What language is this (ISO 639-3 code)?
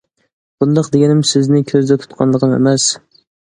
uig